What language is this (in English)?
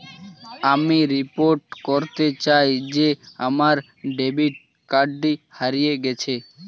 Bangla